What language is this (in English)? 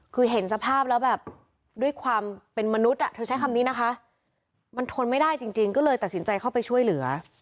Thai